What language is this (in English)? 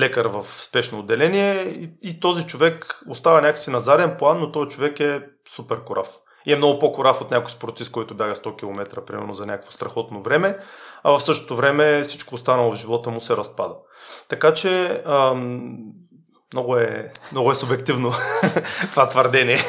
Bulgarian